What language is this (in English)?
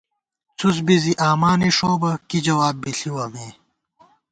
Gawar-Bati